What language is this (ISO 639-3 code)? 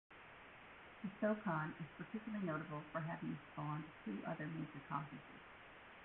eng